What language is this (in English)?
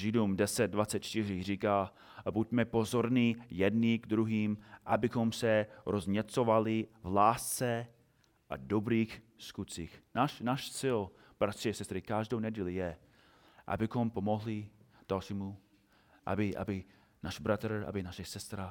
Czech